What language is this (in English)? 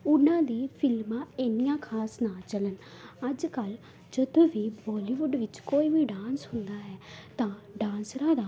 Punjabi